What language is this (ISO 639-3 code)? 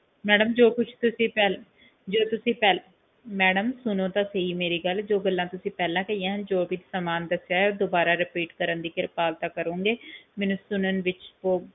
pan